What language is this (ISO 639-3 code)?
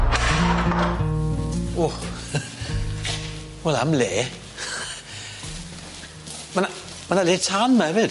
cym